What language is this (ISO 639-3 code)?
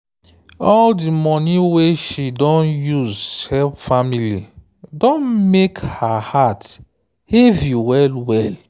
pcm